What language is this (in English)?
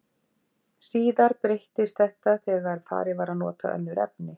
Icelandic